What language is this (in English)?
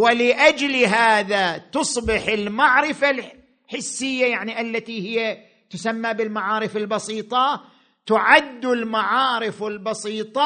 Arabic